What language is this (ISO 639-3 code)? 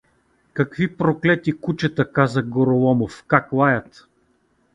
bul